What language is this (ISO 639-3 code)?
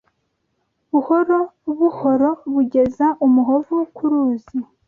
kin